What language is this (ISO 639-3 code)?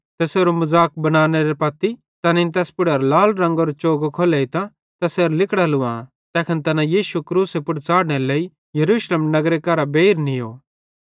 bhd